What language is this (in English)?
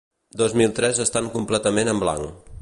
Catalan